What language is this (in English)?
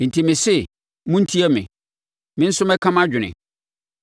Akan